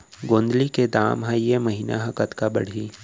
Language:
Chhattisgarhi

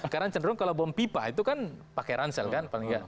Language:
Indonesian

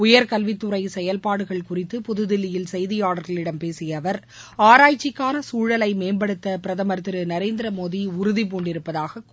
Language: Tamil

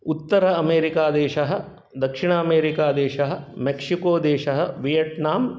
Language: Sanskrit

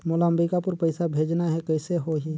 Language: Chhattisgarhi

